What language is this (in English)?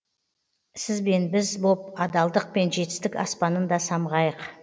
Kazakh